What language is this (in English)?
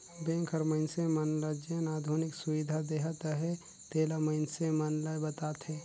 Chhattisgarhi